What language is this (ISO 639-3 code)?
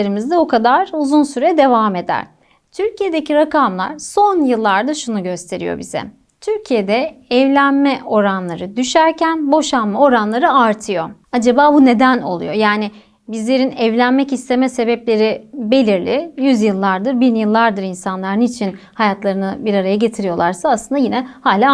tur